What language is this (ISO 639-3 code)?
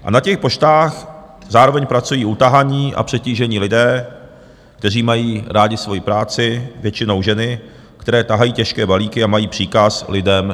ces